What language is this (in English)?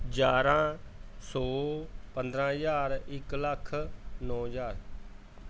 Punjabi